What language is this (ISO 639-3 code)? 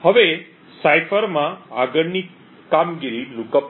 guj